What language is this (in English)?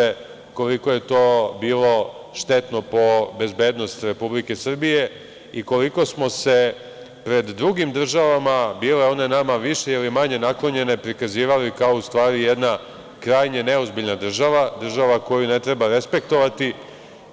Serbian